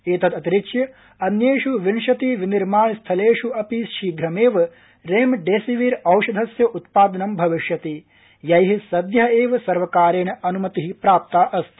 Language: Sanskrit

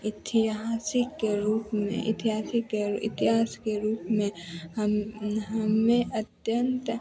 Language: Hindi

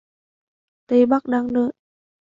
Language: Vietnamese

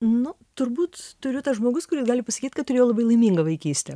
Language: Lithuanian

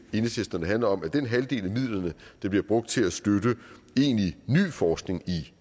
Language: Danish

